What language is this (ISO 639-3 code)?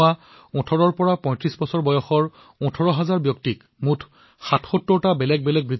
asm